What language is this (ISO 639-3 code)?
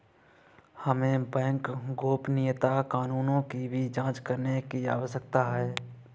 hin